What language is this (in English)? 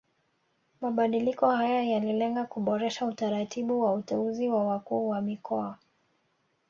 Swahili